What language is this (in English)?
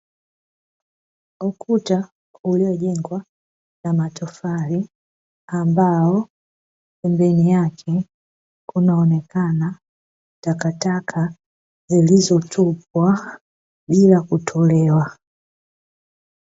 Swahili